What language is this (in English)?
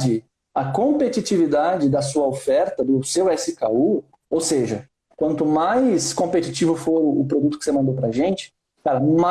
Portuguese